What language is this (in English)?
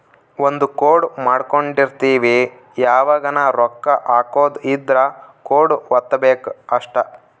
Kannada